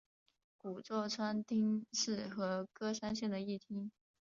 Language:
Chinese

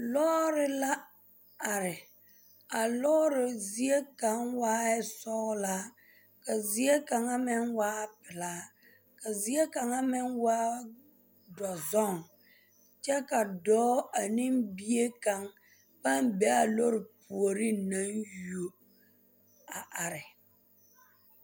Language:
Southern Dagaare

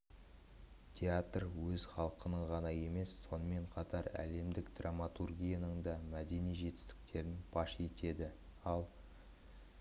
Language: Kazakh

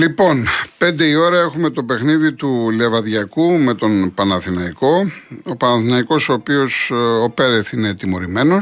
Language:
Greek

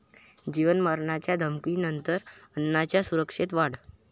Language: Marathi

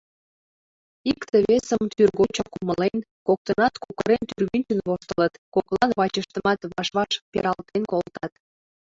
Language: Mari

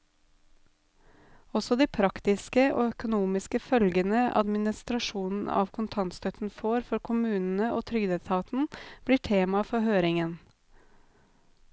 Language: Norwegian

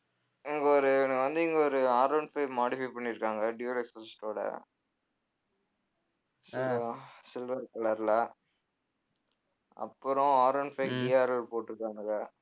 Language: Tamil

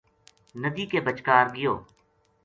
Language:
Gujari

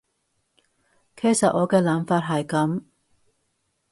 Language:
Cantonese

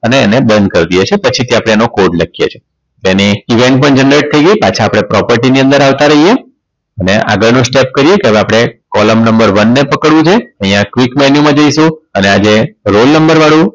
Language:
Gujarati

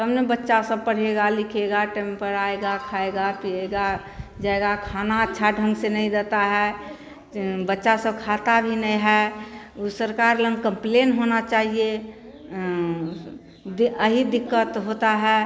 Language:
Hindi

